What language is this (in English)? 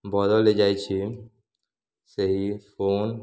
Odia